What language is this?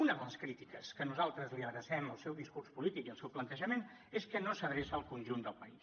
Catalan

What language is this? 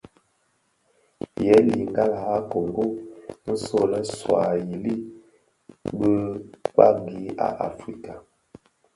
Bafia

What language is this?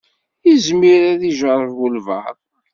Kabyle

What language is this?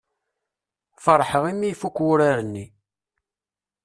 Kabyle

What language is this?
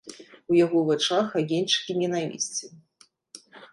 Belarusian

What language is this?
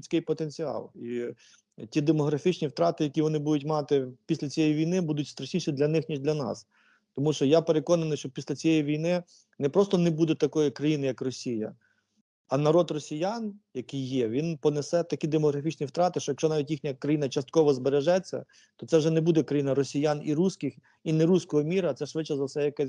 Ukrainian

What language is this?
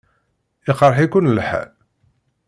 Kabyle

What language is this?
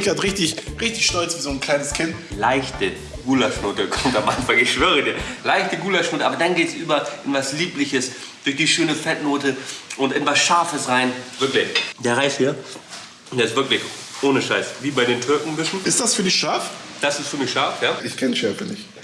German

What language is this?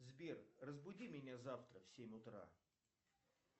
Russian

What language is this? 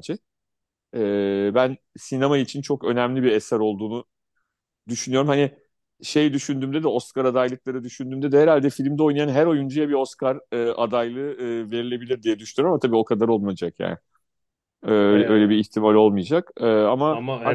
Turkish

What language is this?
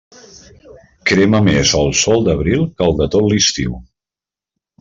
Catalan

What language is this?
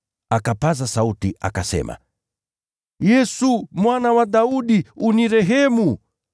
Swahili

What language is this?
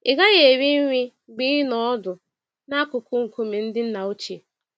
Igbo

